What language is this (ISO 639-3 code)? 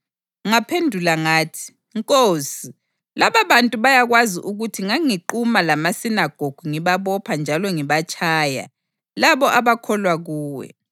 nde